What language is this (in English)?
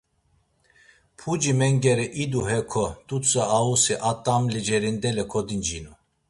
Laz